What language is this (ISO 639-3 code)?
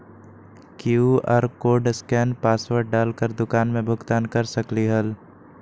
mag